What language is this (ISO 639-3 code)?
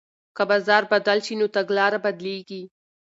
pus